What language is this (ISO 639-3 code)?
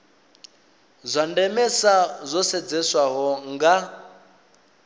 ven